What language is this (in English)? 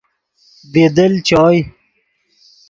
Yidgha